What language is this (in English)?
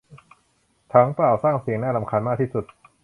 Thai